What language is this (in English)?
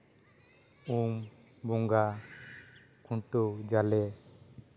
Santali